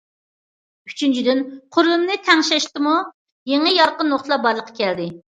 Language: Uyghur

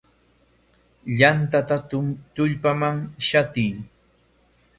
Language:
Corongo Ancash Quechua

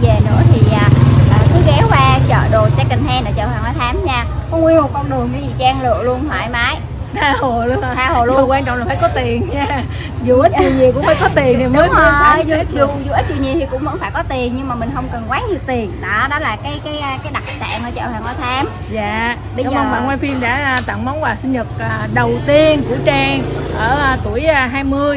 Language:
Vietnamese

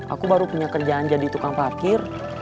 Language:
Indonesian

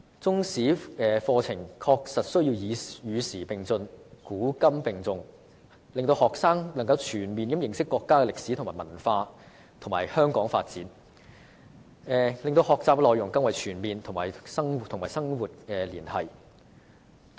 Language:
Cantonese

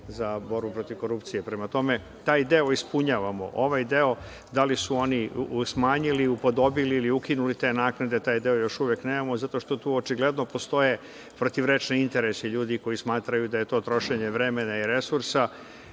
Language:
Serbian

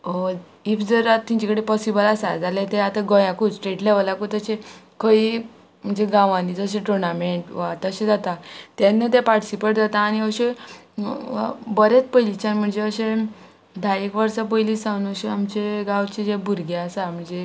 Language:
Konkani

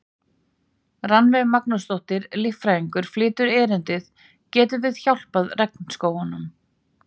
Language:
Icelandic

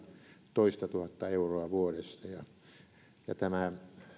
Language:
Finnish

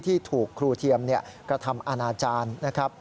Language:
Thai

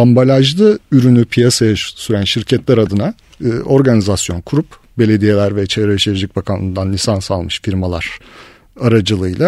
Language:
Turkish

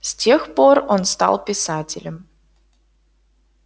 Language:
Russian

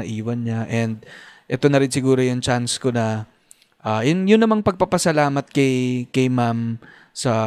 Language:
Filipino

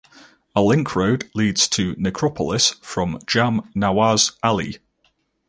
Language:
English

